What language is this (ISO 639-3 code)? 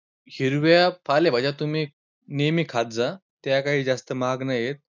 mar